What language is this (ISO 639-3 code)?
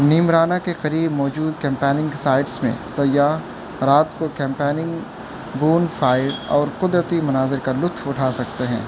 urd